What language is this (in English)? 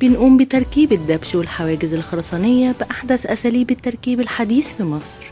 Arabic